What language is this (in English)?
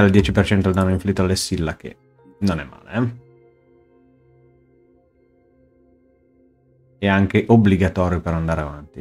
Italian